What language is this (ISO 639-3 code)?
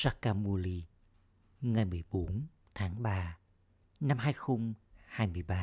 vie